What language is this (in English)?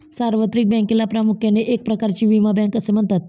Marathi